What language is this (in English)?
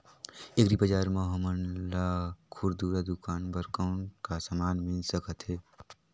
Chhattisgarhi